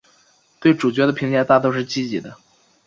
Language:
Chinese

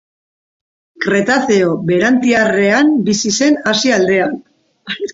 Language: Basque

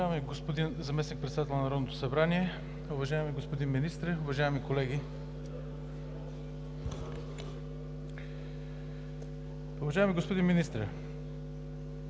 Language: Bulgarian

